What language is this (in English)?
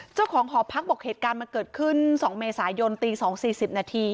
Thai